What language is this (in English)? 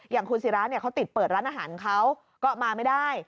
Thai